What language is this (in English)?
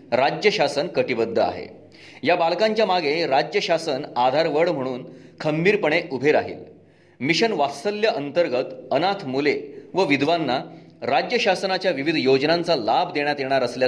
Marathi